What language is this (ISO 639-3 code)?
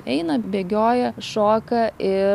lit